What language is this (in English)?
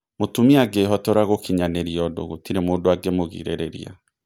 Kikuyu